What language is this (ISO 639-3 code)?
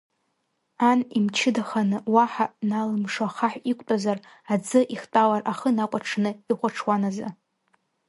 abk